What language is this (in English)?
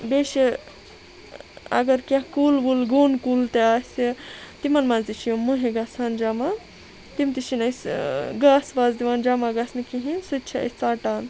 Kashmiri